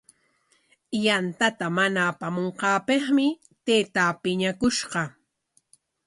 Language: Corongo Ancash Quechua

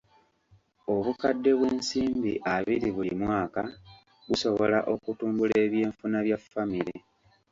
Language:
Ganda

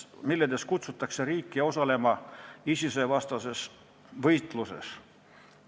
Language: Estonian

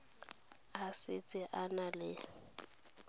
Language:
Tswana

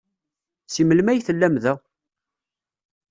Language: Kabyle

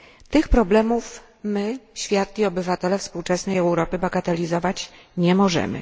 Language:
Polish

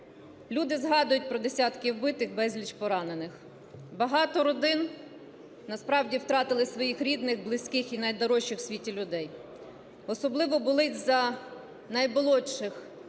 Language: Ukrainian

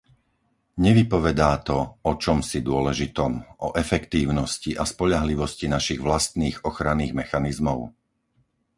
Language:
Slovak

